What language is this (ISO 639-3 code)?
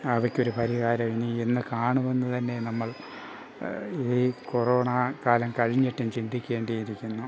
mal